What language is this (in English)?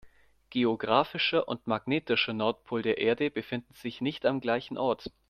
German